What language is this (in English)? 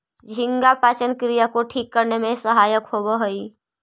Magahi